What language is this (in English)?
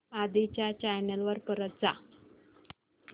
Marathi